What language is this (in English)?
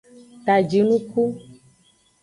Aja (Benin)